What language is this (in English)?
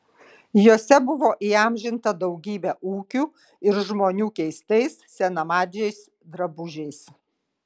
Lithuanian